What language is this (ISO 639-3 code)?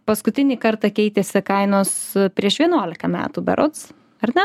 lit